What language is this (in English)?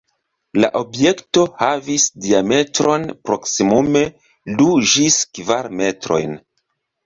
Esperanto